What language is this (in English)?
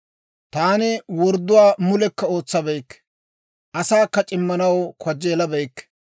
Dawro